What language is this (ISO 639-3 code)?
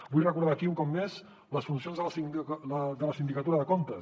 cat